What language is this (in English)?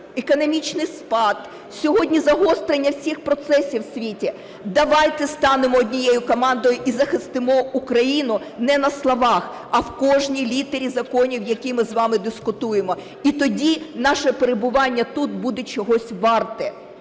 Ukrainian